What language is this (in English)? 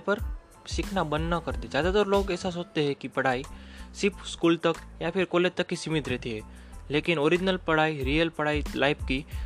Hindi